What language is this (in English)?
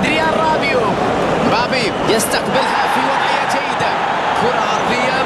Arabic